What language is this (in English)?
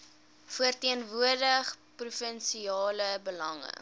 Afrikaans